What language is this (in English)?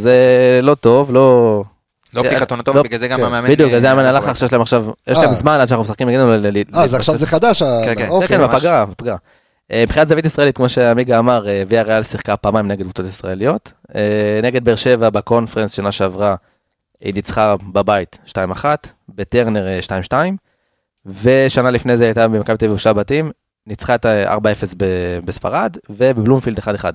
Hebrew